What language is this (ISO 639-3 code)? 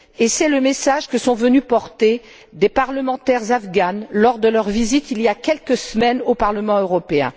fra